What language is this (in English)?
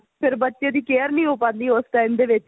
Punjabi